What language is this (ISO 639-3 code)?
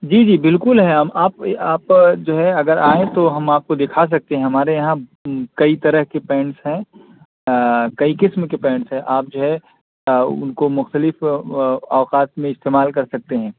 urd